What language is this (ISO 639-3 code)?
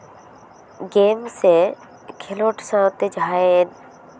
sat